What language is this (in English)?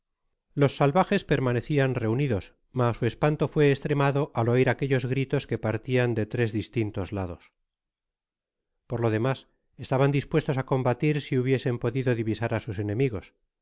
Spanish